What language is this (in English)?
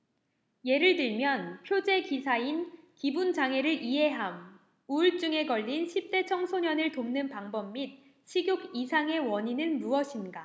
Korean